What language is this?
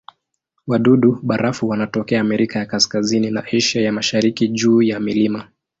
Swahili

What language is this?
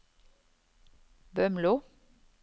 Norwegian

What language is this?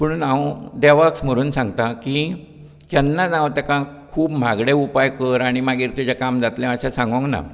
Konkani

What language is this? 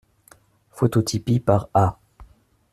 French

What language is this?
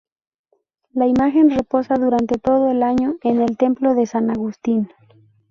Spanish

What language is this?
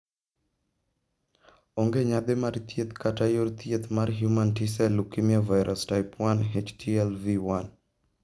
Luo (Kenya and Tanzania)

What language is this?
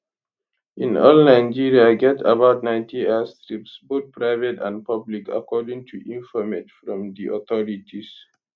Nigerian Pidgin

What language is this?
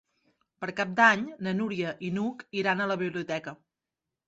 Catalan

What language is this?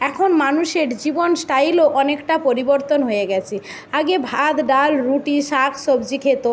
Bangla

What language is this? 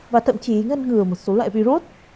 Vietnamese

